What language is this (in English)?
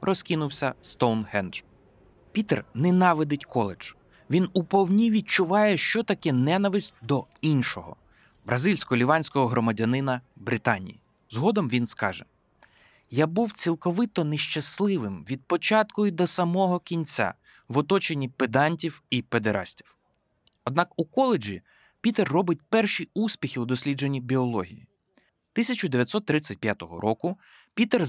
Ukrainian